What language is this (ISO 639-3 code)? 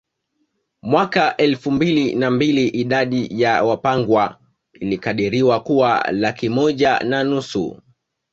swa